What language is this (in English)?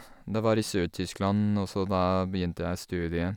Norwegian